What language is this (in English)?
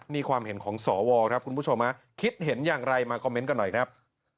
Thai